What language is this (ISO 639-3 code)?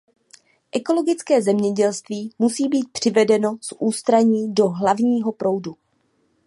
ces